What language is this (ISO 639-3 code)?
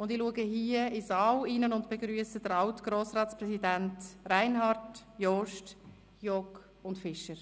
gsw